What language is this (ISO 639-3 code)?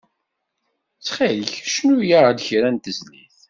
kab